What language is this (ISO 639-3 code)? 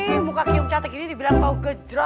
ind